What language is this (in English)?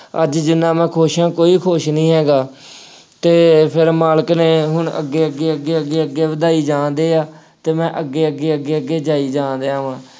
Punjabi